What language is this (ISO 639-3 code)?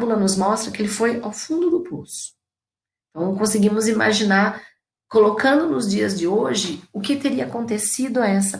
por